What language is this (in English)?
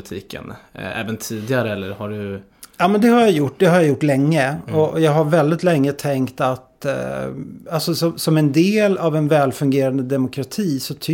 Swedish